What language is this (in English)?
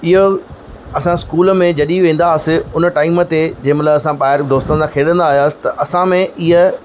Sindhi